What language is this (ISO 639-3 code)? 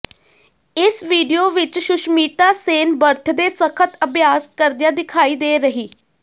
pan